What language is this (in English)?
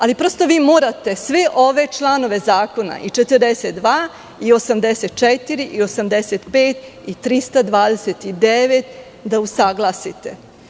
Serbian